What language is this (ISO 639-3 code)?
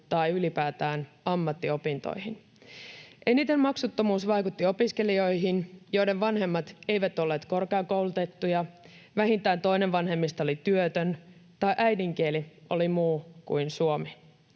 fin